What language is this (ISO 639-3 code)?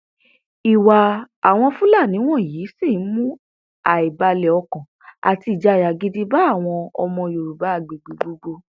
yor